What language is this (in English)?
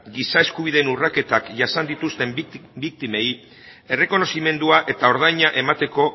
Basque